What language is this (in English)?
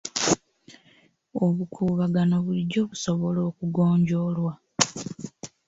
Ganda